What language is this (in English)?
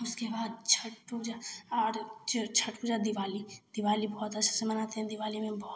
Hindi